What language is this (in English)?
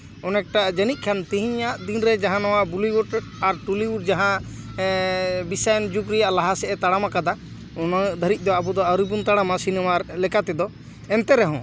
Santali